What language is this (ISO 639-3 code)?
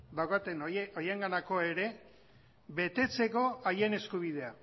eus